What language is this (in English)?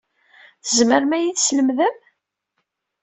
Kabyle